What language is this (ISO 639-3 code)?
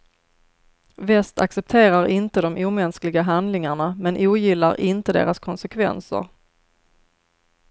swe